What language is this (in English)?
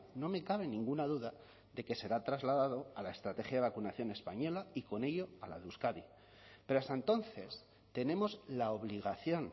Spanish